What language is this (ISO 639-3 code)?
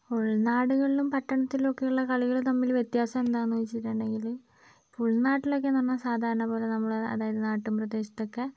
mal